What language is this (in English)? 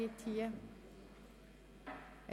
Swiss German